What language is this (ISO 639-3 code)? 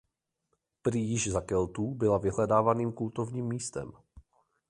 ces